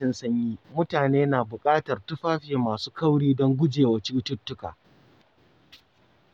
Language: Hausa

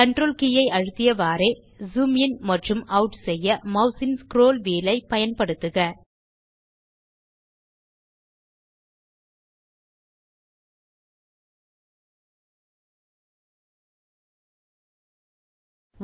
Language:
Tamil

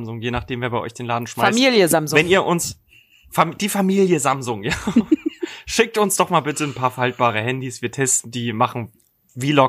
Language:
German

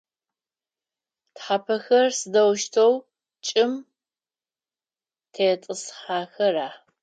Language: Adyghe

